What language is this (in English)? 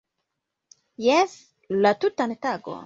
Esperanto